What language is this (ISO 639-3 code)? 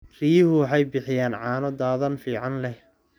som